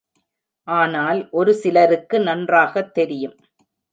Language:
Tamil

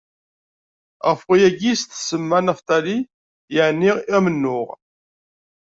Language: Kabyle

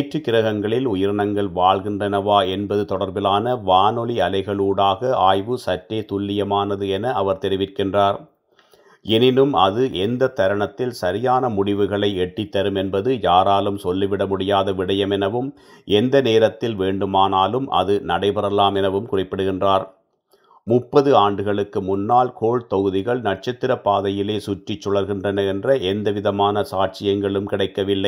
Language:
Tamil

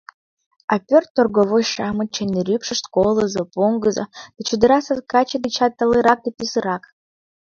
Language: Mari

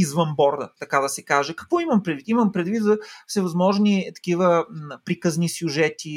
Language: Bulgarian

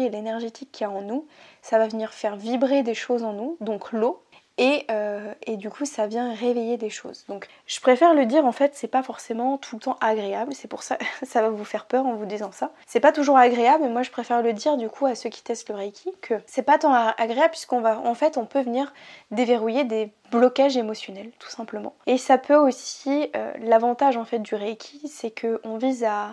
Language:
French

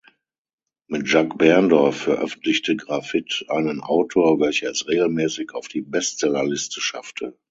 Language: German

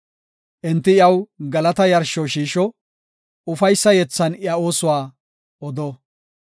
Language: Gofa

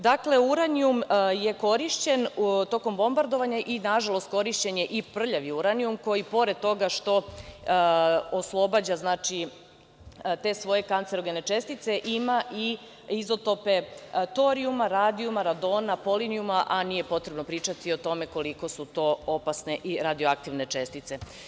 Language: Serbian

